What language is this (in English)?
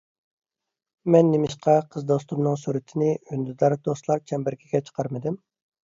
Uyghur